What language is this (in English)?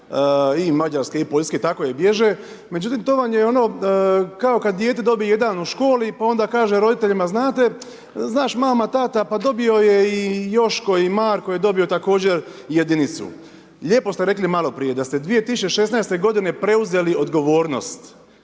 Croatian